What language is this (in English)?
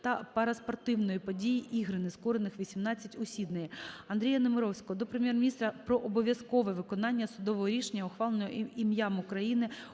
Ukrainian